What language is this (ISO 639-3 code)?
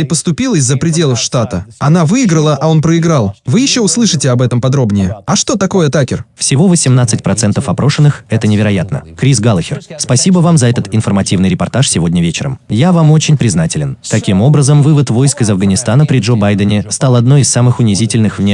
rus